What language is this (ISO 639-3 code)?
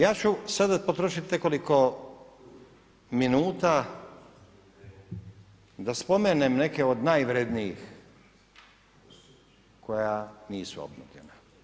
hrv